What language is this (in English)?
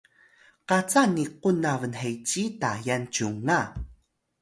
Atayal